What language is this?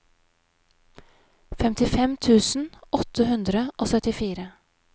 Norwegian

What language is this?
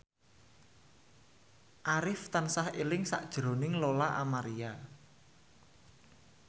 Javanese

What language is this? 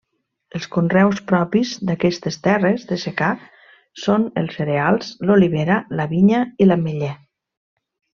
Catalan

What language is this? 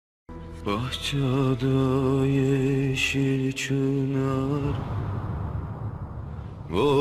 Turkish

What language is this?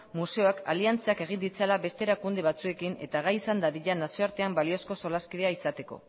Basque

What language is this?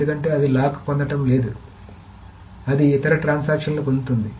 Telugu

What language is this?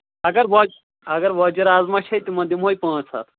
Kashmiri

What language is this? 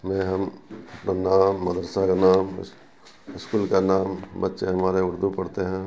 Urdu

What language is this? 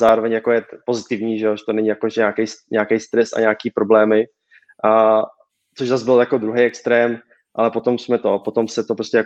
Czech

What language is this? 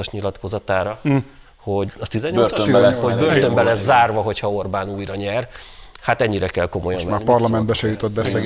Hungarian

